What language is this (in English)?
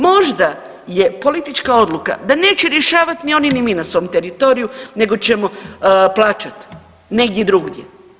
Croatian